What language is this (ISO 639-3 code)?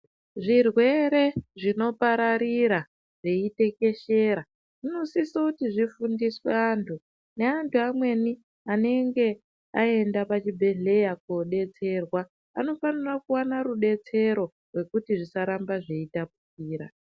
ndc